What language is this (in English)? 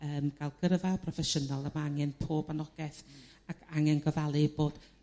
Welsh